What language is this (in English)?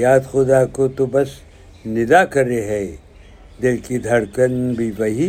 Urdu